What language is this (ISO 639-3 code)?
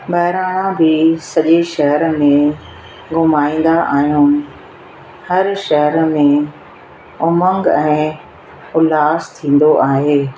snd